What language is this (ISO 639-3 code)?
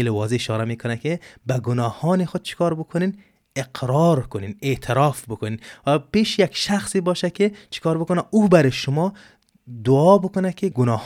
fas